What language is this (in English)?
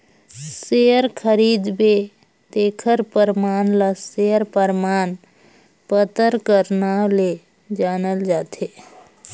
Chhattisgarhi